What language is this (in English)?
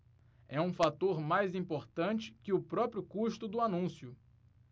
Portuguese